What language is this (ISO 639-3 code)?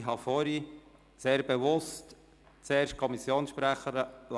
gsw